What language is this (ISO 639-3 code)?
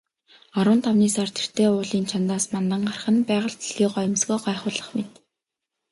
mon